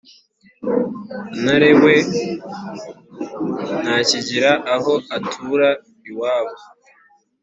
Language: Kinyarwanda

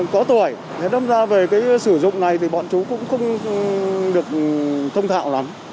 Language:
Vietnamese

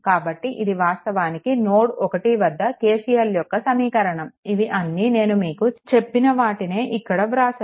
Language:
Telugu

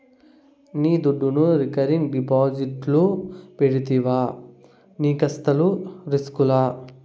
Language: Telugu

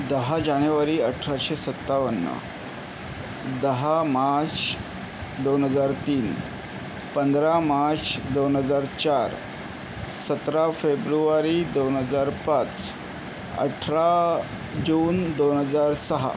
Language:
Marathi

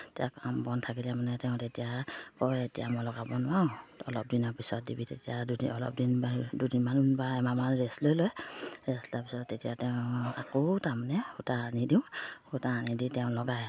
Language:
Assamese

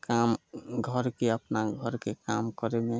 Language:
Maithili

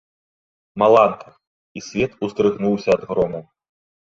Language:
Belarusian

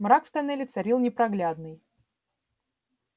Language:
Russian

